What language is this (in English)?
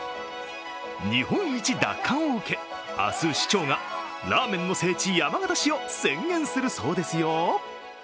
Japanese